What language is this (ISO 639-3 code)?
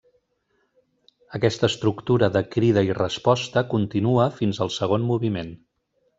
cat